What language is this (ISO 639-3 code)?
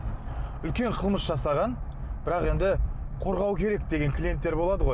kaz